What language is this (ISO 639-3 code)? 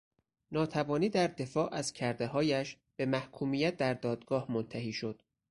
fas